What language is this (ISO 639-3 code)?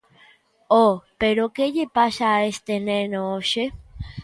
glg